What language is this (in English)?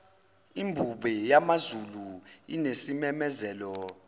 Zulu